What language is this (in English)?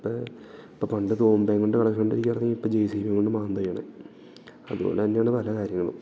Malayalam